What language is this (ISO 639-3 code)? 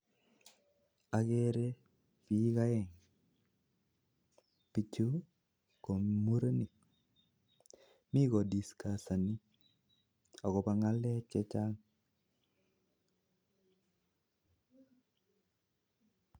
kln